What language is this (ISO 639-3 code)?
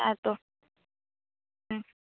sat